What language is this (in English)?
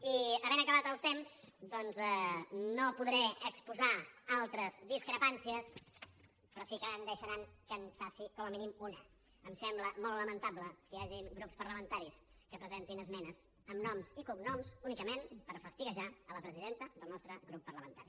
Catalan